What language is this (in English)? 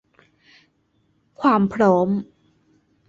Thai